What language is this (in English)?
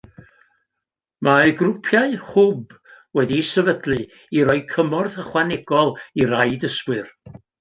Welsh